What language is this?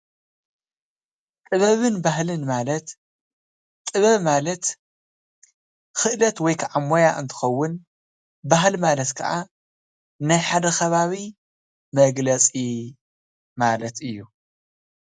Tigrinya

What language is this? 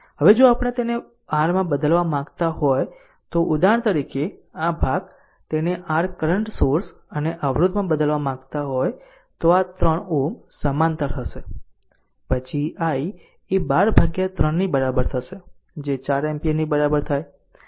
Gujarati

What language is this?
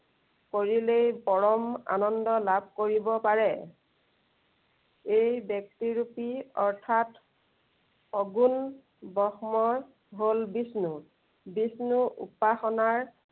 Assamese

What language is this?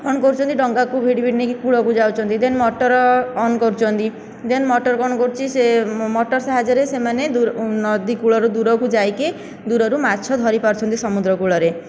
Odia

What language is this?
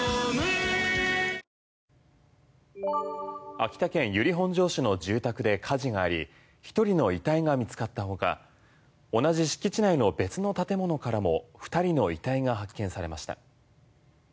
Japanese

